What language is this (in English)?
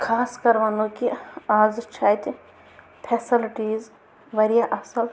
Kashmiri